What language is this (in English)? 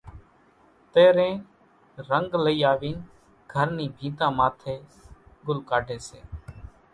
Kachi Koli